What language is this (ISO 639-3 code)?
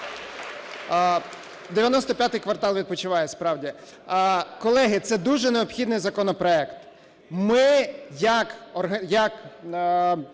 ukr